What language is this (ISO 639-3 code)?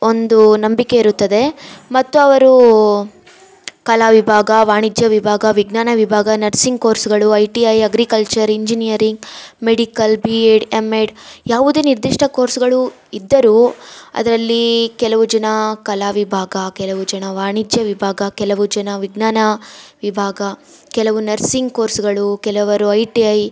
kan